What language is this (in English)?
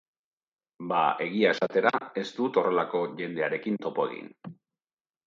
Basque